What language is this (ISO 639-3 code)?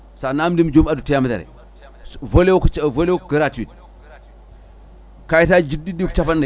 ful